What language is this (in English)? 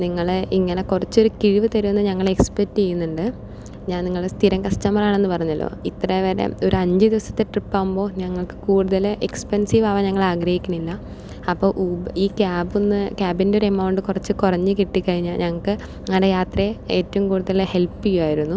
Malayalam